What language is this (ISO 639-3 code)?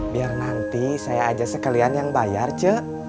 ind